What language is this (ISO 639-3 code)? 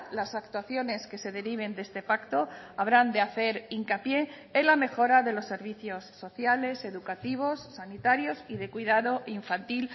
spa